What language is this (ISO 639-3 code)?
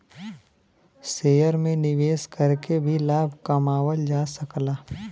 bho